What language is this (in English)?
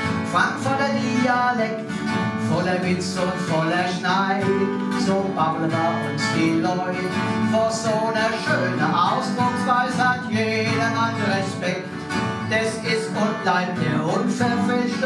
German